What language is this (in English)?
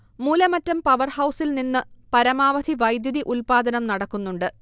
Malayalam